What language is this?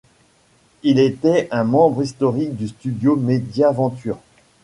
French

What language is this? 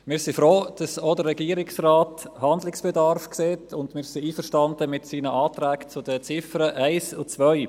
Swiss German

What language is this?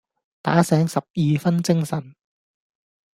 Cantonese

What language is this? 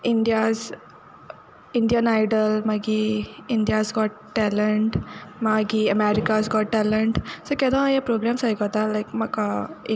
Konkani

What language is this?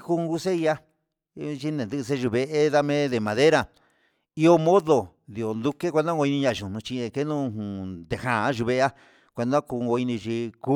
Huitepec Mixtec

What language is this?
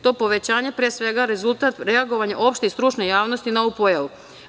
Serbian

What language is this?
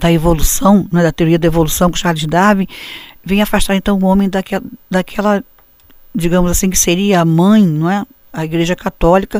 Portuguese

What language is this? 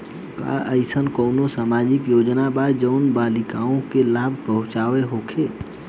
Bhojpuri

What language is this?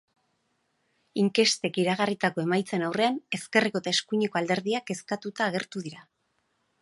Basque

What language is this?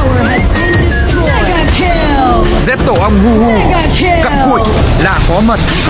Vietnamese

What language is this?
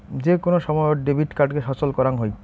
Bangla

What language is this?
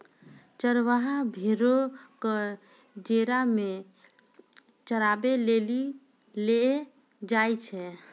Maithili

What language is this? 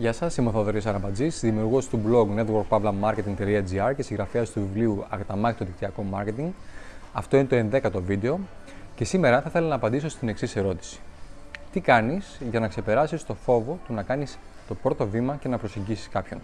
Greek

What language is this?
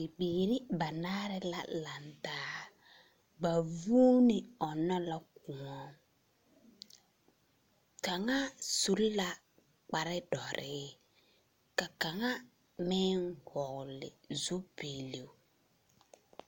Southern Dagaare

